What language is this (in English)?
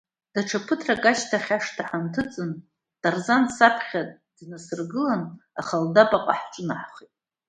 Abkhazian